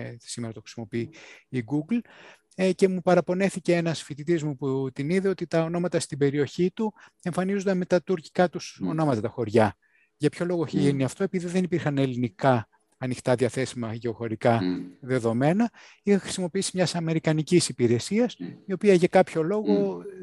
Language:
Greek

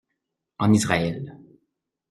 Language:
French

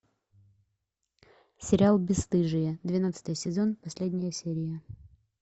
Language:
Russian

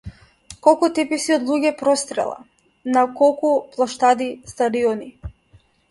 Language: Macedonian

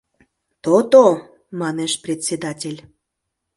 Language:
Mari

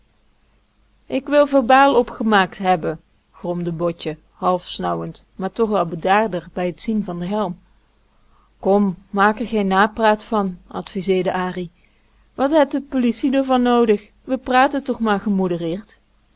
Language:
Dutch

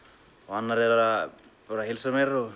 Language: Icelandic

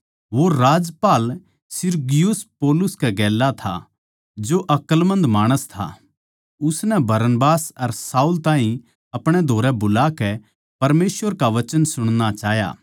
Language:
Haryanvi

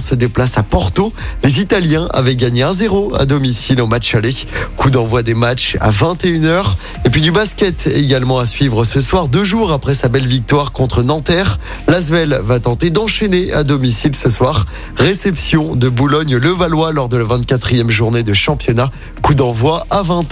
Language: French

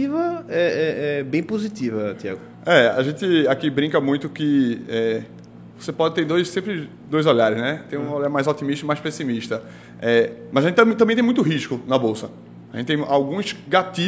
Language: Portuguese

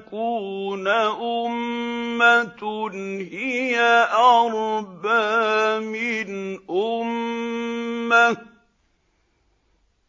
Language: Arabic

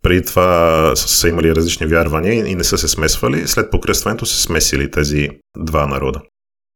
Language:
Bulgarian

